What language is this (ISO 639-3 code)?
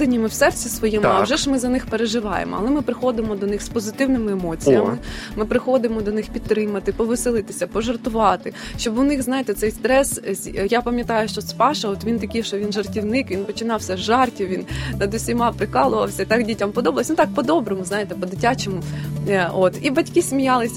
ukr